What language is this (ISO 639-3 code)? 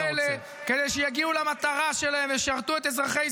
heb